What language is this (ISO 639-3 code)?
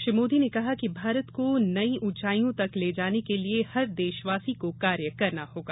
hin